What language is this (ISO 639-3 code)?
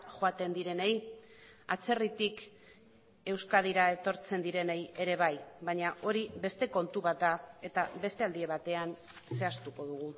eus